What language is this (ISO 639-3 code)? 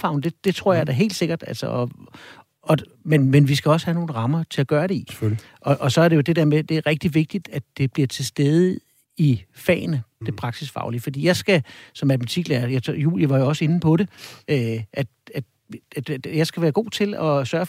dan